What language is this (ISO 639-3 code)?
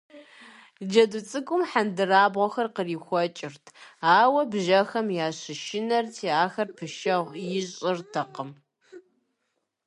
kbd